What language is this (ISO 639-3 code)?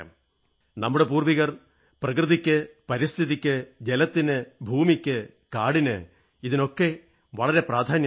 mal